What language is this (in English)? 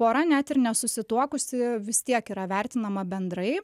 Lithuanian